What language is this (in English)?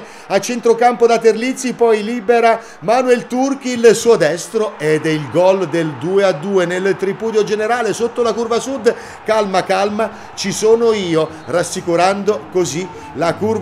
Italian